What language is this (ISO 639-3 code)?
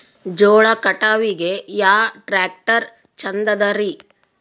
kan